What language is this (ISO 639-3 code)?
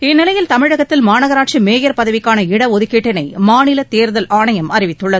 tam